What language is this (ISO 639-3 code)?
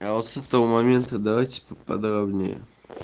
rus